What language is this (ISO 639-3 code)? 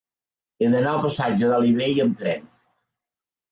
cat